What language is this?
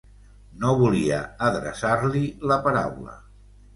Catalan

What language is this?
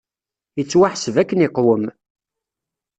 Kabyle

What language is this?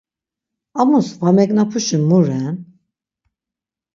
Laz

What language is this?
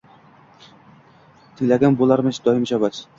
Uzbek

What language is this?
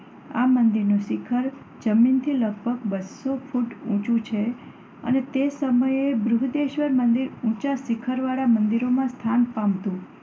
Gujarati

